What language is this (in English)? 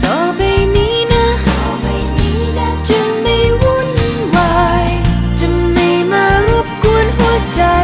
Thai